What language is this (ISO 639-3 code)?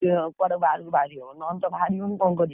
ori